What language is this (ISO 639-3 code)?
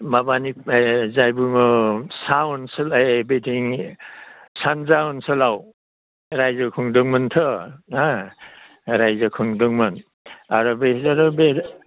brx